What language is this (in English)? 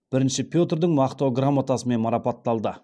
Kazakh